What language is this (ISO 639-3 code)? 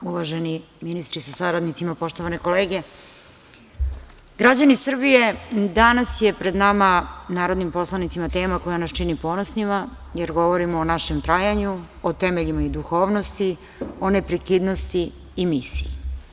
srp